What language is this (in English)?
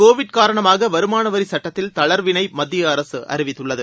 Tamil